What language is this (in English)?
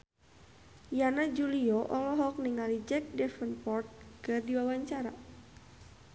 Sundanese